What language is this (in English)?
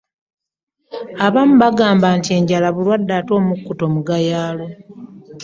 Ganda